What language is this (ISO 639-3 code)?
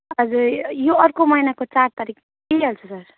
nep